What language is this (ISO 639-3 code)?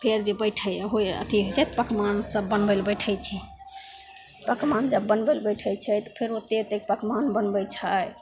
mai